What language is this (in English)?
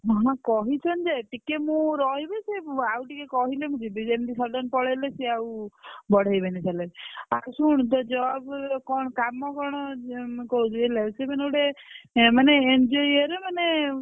Odia